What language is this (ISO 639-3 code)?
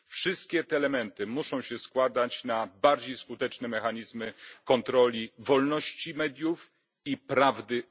pol